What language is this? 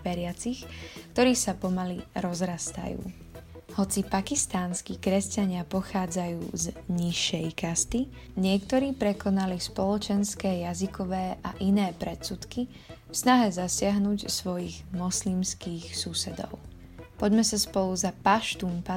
Slovak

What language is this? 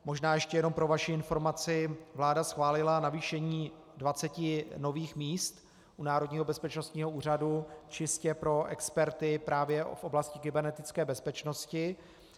Czech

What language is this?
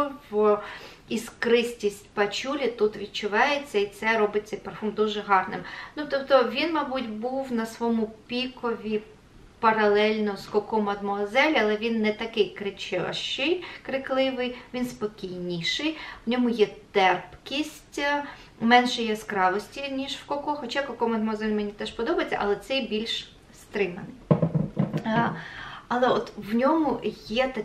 Ukrainian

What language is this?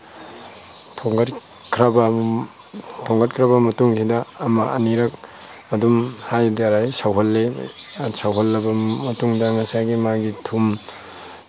Manipuri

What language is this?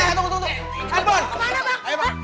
Indonesian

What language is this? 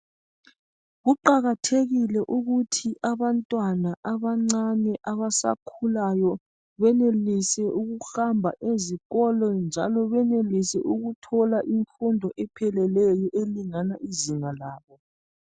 North Ndebele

